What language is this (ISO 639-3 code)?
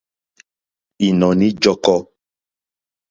bri